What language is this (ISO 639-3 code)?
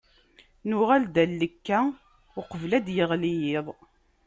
kab